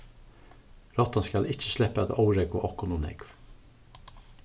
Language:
Faroese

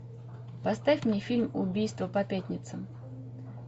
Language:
Russian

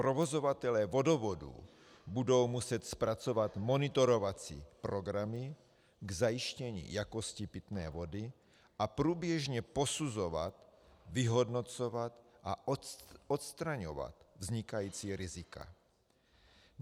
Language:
Czech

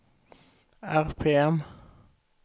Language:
Swedish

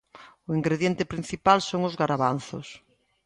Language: Galician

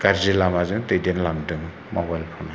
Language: Bodo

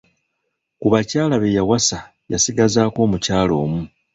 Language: Ganda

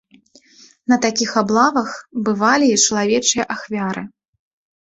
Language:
Belarusian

